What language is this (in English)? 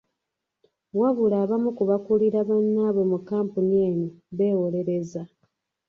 Ganda